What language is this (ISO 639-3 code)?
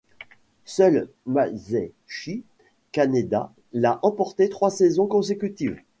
fra